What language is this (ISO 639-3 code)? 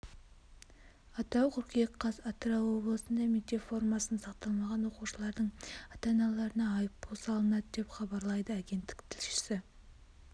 kaz